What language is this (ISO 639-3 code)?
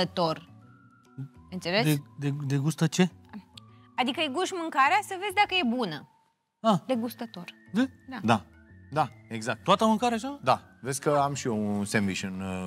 ron